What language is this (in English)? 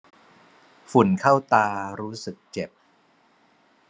Thai